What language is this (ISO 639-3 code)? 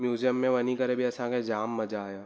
snd